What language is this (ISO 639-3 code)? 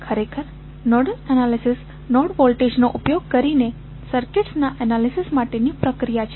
guj